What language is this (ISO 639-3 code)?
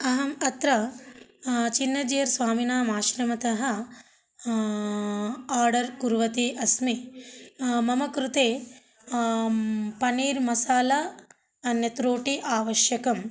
san